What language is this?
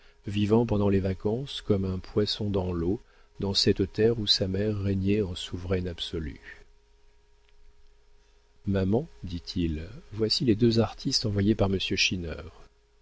French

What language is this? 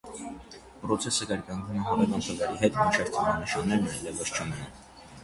Armenian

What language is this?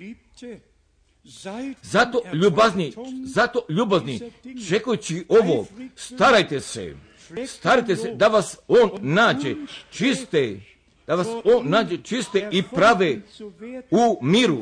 Croatian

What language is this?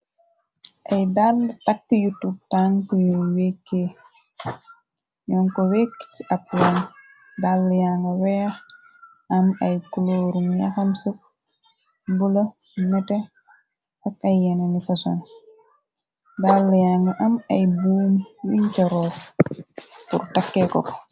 Wolof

